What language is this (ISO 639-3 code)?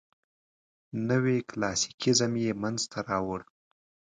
pus